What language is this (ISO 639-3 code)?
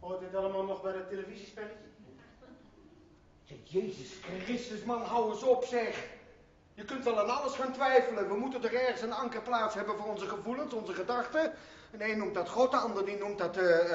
nld